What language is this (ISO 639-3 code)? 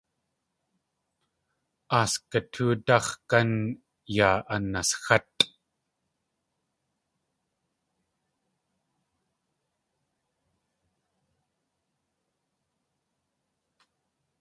tli